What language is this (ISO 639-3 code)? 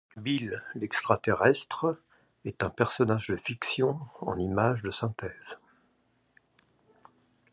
fra